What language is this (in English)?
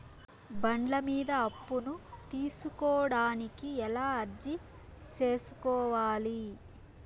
Telugu